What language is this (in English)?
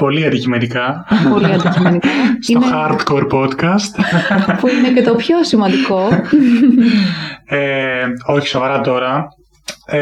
Greek